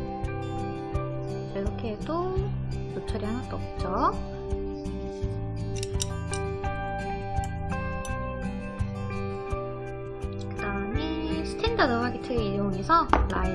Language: Korean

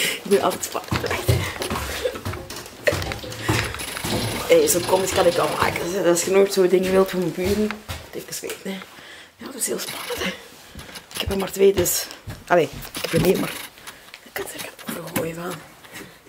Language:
Dutch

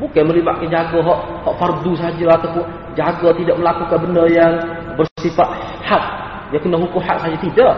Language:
Malay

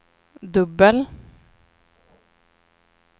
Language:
Swedish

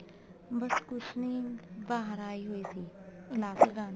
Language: Punjabi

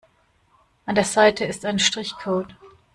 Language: German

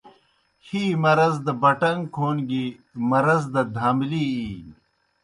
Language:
Kohistani Shina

